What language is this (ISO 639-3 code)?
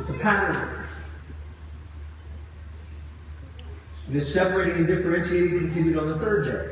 eng